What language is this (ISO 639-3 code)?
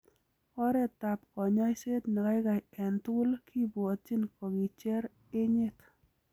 kln